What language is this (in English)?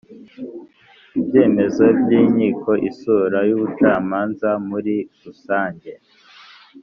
Kinyarwanda